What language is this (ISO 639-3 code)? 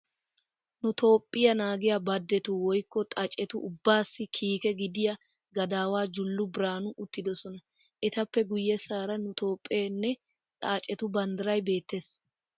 wal